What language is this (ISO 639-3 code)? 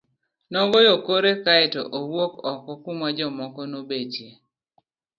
luo